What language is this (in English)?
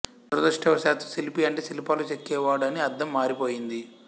Telugu